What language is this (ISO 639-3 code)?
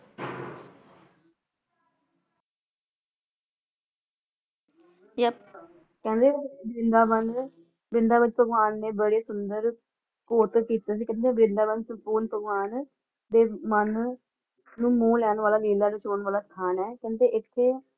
pan